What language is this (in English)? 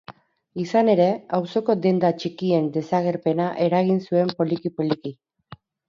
Basque